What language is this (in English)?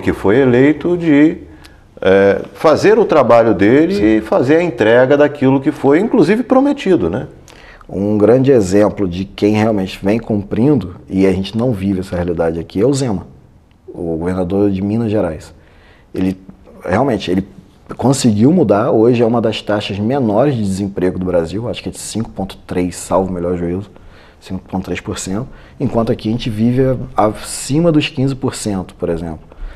Portuguese